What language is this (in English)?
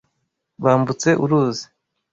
Kinyarwanda